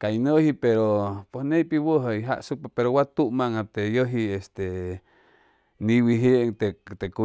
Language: Chimalapa Zoque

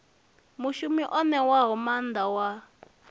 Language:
Venda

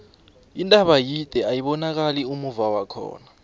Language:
South Ndebele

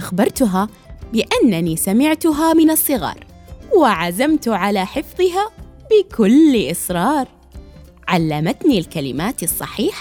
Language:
Arabic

